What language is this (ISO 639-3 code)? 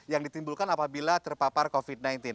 ind